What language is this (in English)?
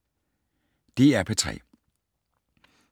Danish